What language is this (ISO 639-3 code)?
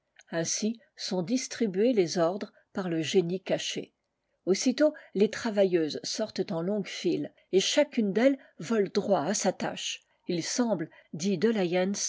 fra